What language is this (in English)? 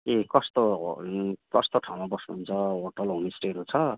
Nepali